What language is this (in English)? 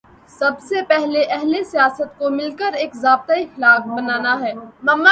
Urdu